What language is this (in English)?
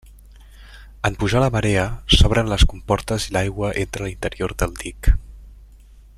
Catalan